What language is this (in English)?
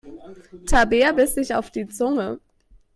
German